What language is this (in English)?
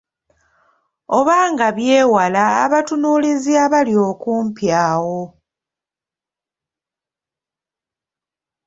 Ganda